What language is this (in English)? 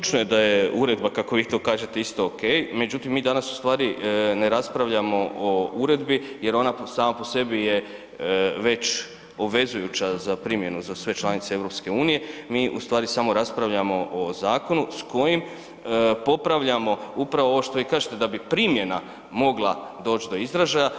Croatian